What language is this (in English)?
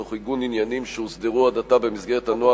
Hebrew